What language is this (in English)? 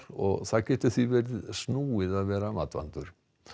Icelandic